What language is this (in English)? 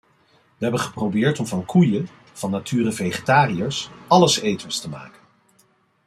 Dutch